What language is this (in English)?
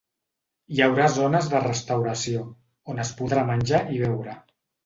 Catalan